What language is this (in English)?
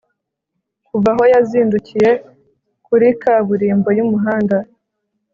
Kinyarwanda